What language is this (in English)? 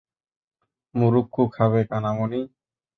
Bangla